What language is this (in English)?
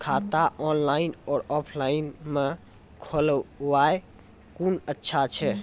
Maithili